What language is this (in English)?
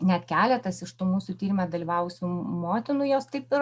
Lithuanian